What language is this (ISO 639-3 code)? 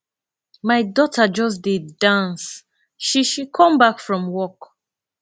pcm